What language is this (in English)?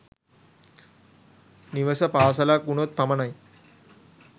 Sinhala